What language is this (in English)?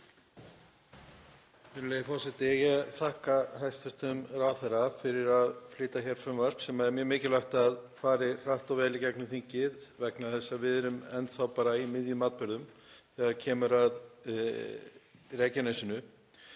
Icelandic